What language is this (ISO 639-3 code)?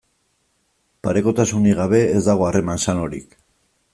eus